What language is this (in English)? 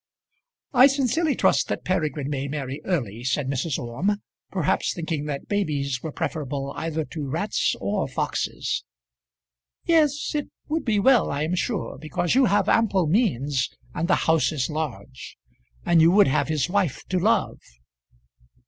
English